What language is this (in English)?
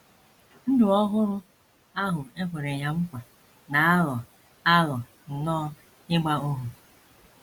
Igbo